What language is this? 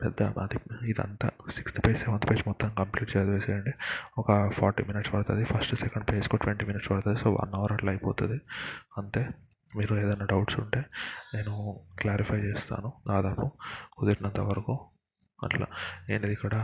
Telugu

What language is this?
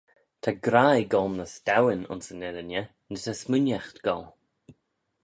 Manx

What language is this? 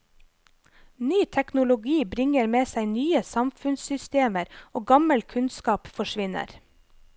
Norwegian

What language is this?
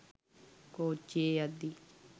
Sinhala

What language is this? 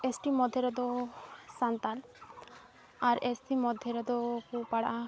Santali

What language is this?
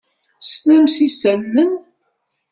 Kabyle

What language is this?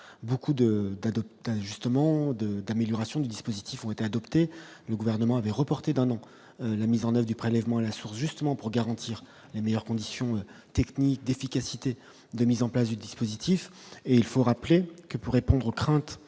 French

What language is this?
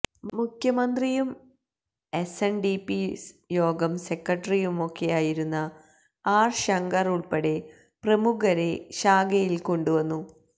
Malayalam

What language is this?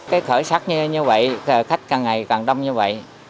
Vietnamese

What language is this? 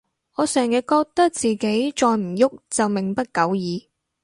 Cantonese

